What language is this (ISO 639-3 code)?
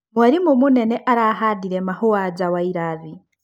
kik